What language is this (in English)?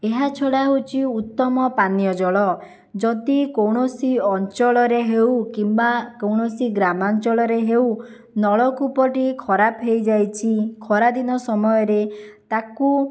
Odia